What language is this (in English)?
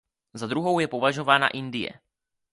Czech